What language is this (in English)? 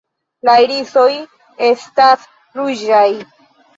Esperanto